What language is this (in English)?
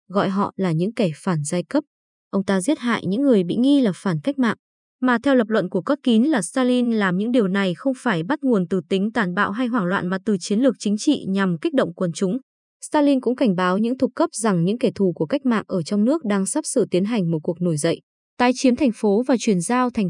Vietnamese